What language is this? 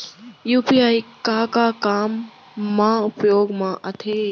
Chhattisgarhi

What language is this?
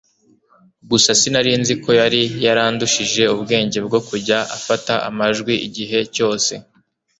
Kinyarwanda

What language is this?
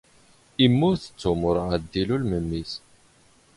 Standard Moroccan Tamazight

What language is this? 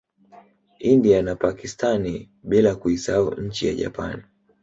Swahili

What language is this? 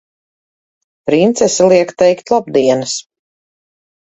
Latvian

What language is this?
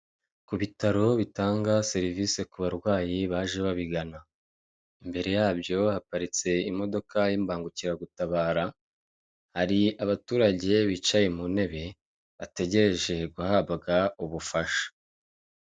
Kinyarwanda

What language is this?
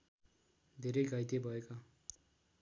Nepali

